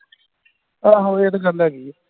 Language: Punjabi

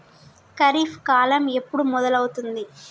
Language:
Telugu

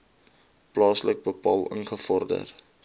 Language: Afrikaans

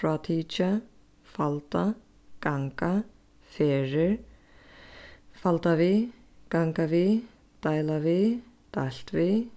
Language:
Faroese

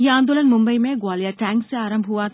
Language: Hindi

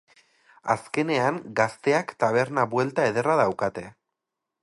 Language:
Basque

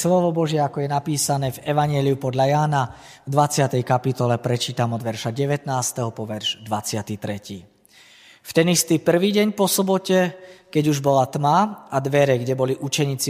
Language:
Slovak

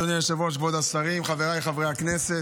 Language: Hebrew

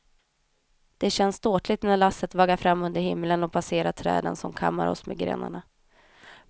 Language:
Swedish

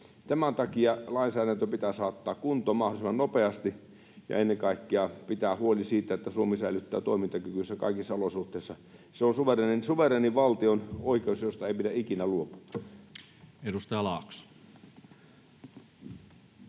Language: Finnish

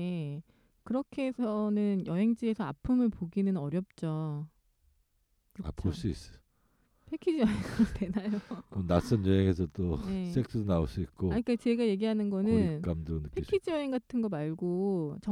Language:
Korean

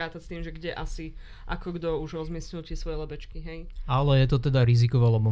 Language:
Slovak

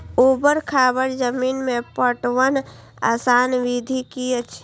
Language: Maithili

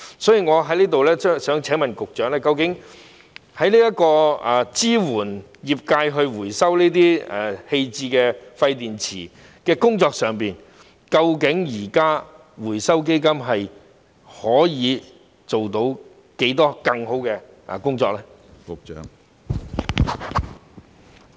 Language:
Cantonese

